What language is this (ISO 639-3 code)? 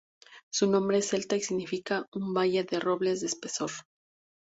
spa